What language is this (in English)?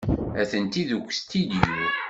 Kabyle